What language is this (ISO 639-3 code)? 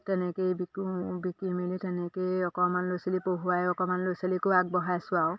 asm